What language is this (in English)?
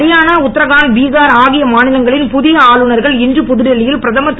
Tamil